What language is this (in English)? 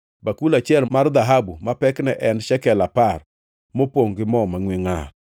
Luo (Kenya and Tanzania)